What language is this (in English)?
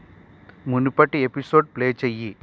Telugu